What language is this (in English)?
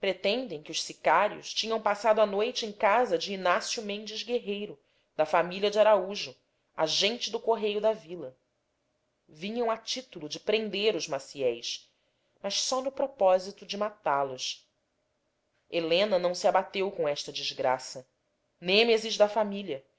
Portuguese